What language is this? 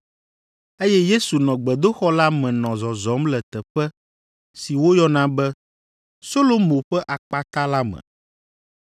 Ewe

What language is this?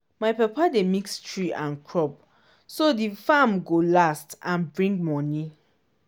Nigerian Pidgin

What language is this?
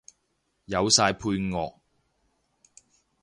Cantonese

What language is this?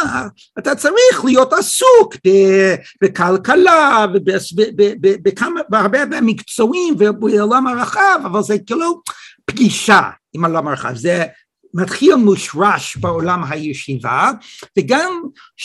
Hebrew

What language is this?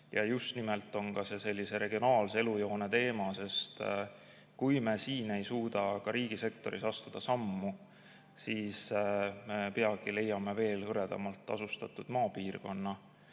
Estonian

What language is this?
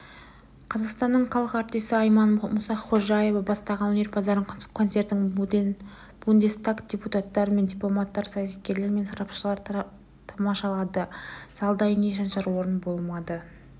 Kazakh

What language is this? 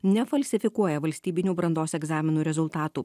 Lithuanian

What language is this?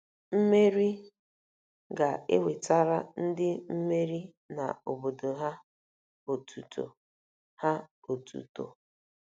Igbo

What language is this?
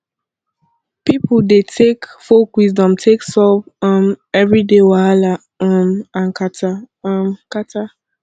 Nigerian Pidgin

